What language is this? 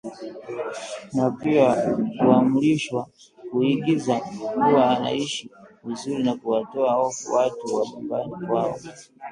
Swahili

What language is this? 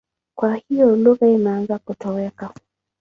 Swahili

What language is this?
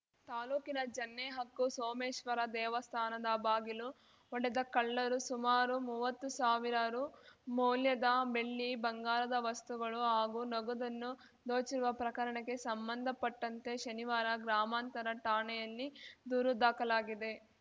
Kannada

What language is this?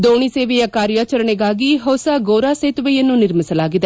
Kannada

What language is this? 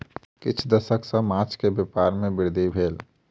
Maithili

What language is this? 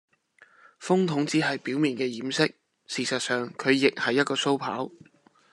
Cantonese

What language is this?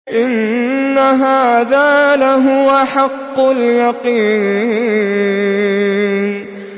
Arabic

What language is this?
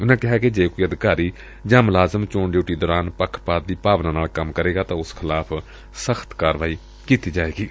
Punjabi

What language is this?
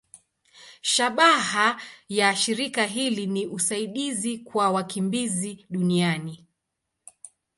Swahili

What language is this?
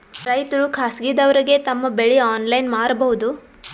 Kannada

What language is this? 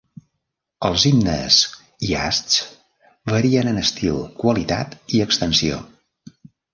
Catalan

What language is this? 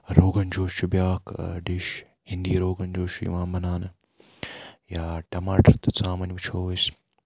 Kashmiri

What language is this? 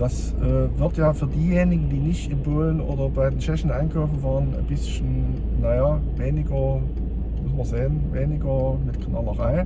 German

